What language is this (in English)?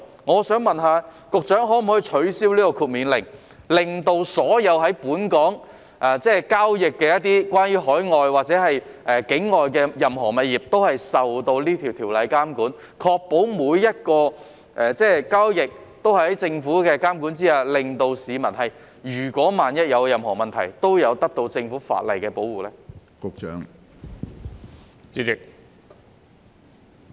Cantonese